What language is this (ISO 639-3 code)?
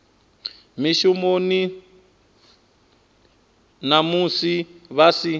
ven